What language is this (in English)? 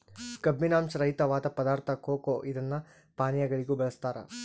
Kannada